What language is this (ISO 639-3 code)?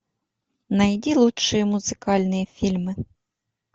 rus